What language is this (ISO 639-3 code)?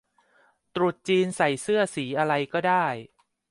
tha